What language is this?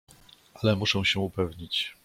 Polish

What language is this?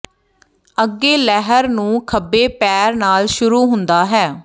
Punjabi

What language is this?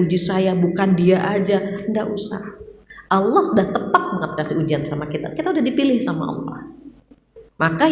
Indonesian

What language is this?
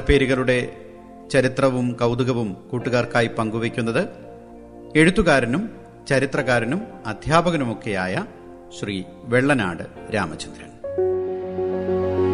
Malayalam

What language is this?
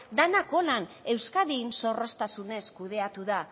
Basque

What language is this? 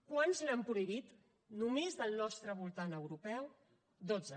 Catalan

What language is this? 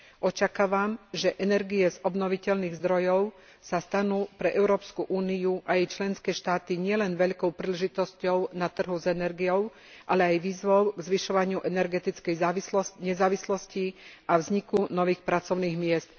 Slovak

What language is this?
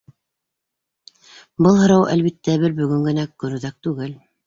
Bashkir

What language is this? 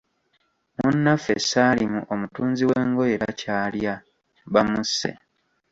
Ganda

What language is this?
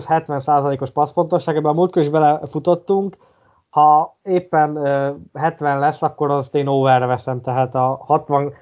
Hungarian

